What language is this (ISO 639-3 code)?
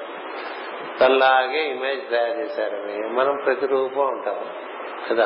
tel